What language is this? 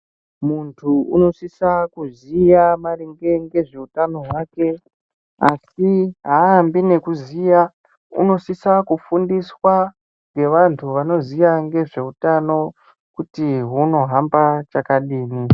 Ndau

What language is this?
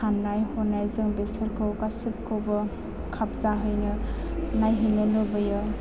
Bodo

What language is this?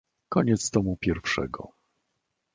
Polish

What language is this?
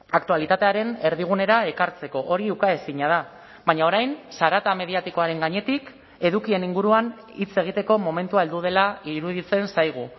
Basque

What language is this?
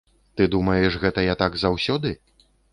Belarusian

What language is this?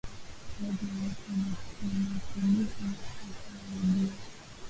Swahili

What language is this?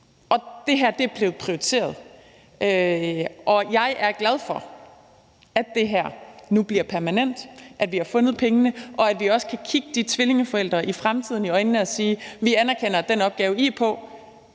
Danish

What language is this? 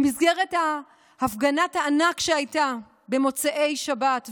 Hebrew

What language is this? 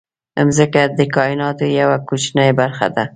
Pashto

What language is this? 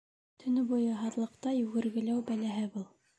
Bashkir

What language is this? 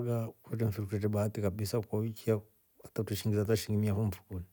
Rombo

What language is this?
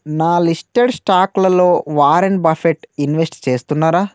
Telugu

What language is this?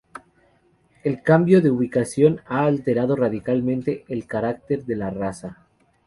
Spanish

